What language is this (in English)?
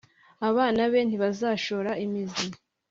Kinyarwanda